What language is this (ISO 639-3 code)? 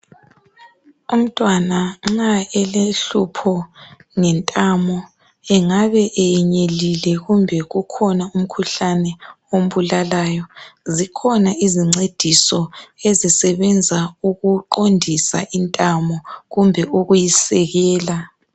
nde